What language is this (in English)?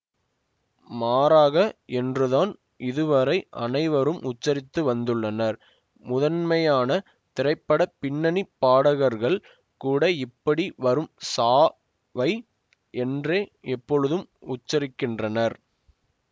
Tamil